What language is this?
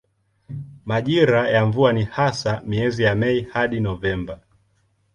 Swahili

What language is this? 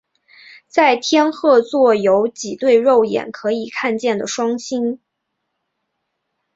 Chinese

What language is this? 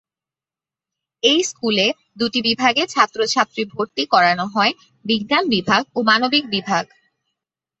Bangla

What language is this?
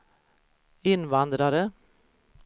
Swedish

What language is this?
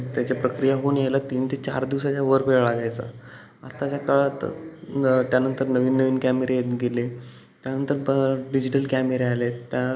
Marathi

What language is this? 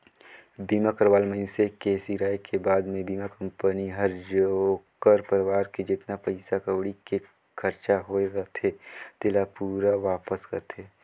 Chhattisgarhi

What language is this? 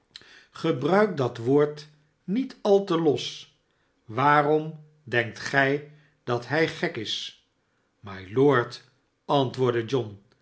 Dutch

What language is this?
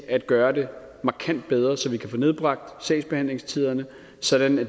Danish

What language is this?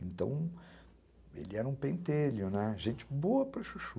Portuguese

